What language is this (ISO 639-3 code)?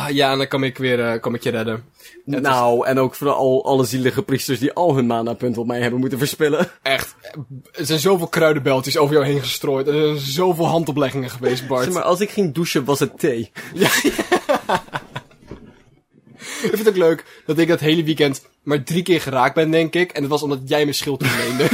nld